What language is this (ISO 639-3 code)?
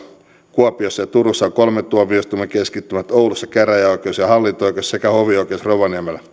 fin